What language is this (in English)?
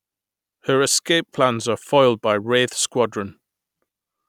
English